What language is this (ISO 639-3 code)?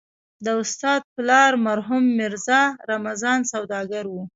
pus